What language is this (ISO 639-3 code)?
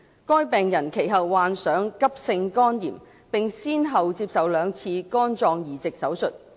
yue